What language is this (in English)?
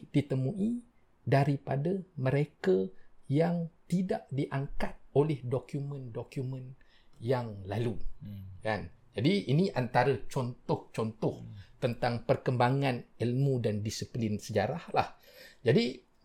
Malay